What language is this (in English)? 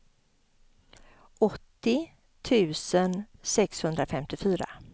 Swedish